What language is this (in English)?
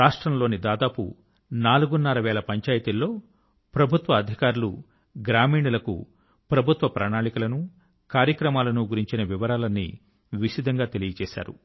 Telugu